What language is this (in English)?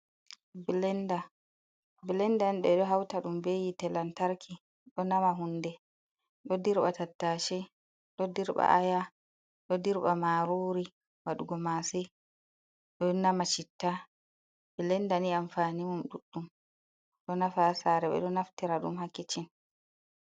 Fula